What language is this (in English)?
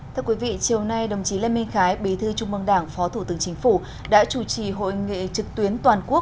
Vietnamese